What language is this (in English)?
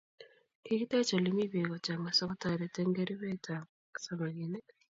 Kalenjin